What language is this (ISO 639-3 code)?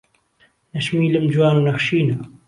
ckb